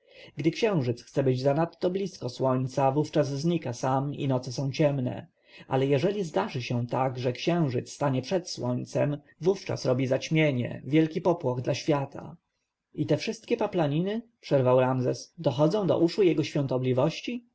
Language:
Polish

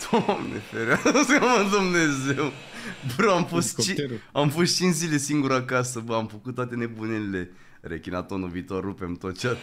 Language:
Romanian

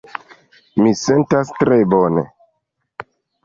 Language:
Esperanto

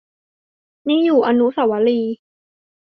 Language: Thai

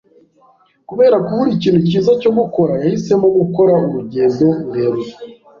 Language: Kinyarwanda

